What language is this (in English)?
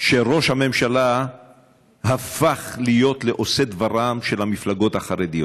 Hebrew